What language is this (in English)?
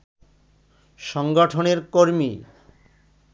Bangla